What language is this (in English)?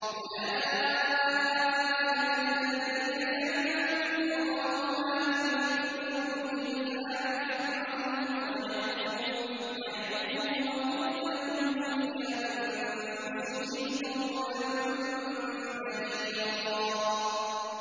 Arabic